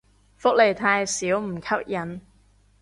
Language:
Cantonese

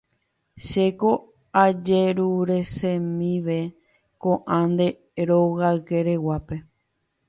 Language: Guarani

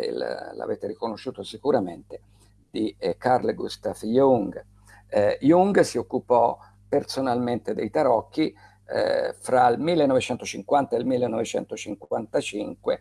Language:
Italian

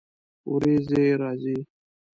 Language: Pashto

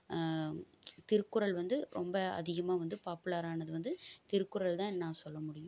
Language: Tamil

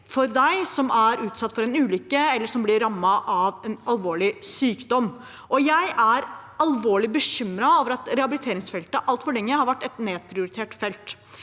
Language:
Norwegian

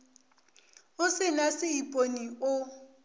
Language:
Northern Sotho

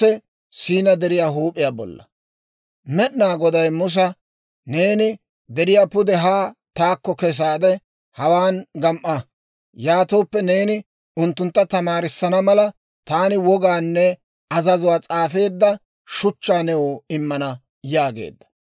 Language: Dawro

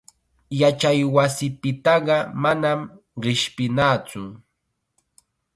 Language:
Chiquián Ancash Quechua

